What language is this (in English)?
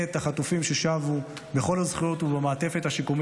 Hebrew